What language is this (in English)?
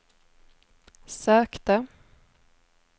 Swedish